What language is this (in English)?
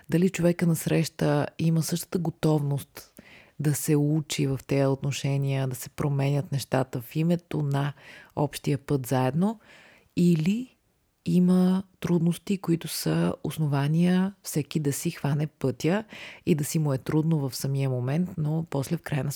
Bulgarian